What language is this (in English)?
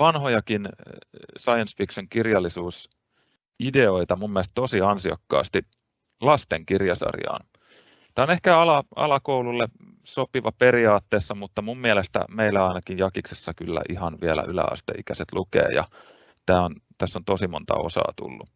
Finnish